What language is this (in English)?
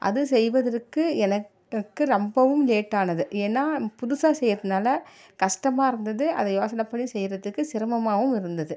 Tamil